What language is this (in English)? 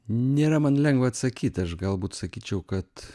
Lithuanian